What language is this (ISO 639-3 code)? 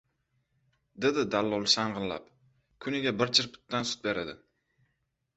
uzb